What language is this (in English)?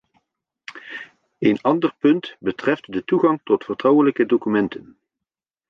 Dutch